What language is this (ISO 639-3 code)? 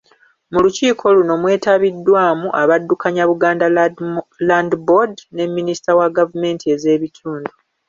lug